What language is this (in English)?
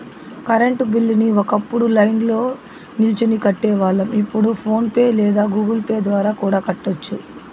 Telugu